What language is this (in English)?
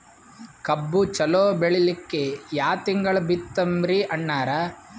Kannada